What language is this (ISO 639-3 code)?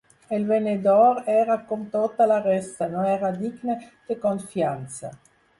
cat